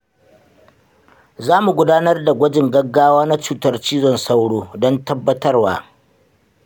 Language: Hausa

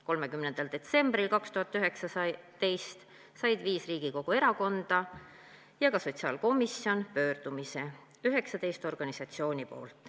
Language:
Estonian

